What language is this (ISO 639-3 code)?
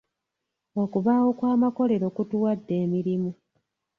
lug